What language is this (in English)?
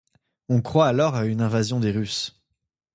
French